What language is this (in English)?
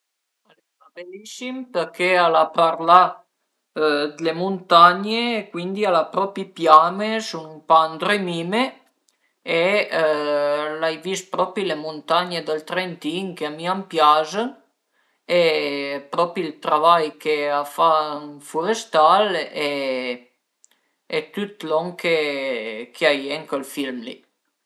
Piedmontese